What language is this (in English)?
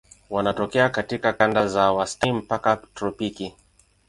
Swahili